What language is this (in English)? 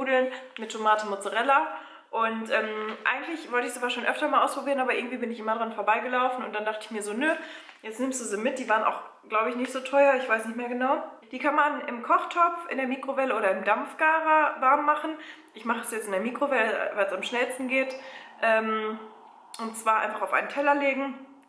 German